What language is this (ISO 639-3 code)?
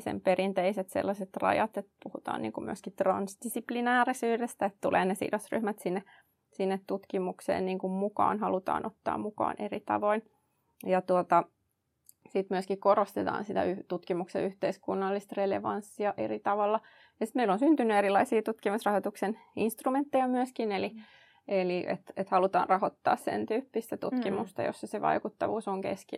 fin